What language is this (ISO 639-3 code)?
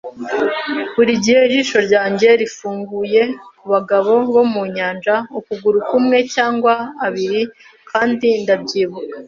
kin